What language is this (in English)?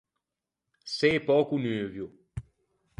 Ligurian